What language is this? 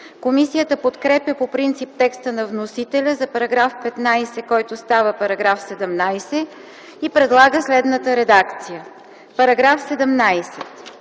Bulgarian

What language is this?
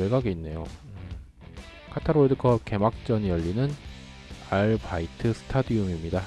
Korean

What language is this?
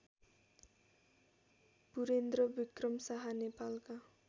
Nepali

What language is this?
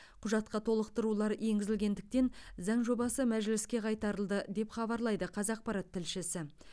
Kazakh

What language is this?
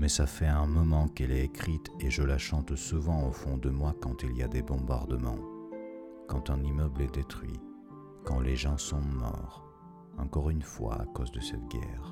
French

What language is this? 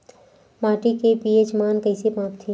Chhattisgarhi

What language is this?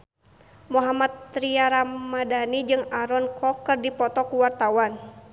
Sundanese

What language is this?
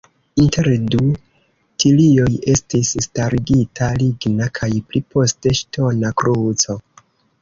Esperanto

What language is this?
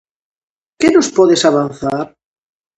Galician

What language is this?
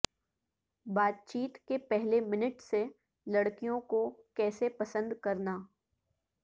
Urdu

